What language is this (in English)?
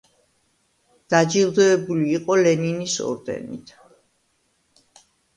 Georgian